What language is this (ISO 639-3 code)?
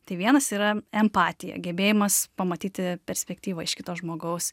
lit